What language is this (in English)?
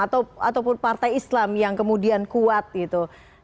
Indonesian